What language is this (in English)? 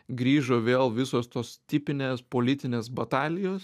Lithuanian